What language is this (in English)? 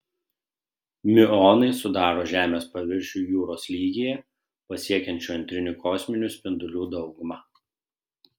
Lithuanian